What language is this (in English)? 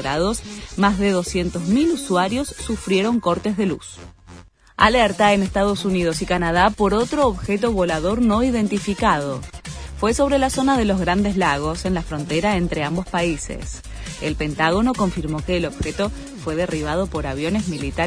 Spanish